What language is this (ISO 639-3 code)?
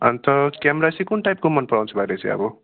nep